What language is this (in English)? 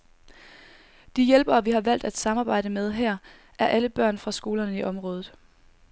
Danish